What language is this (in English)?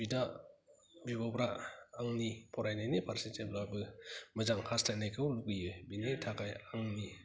Bodo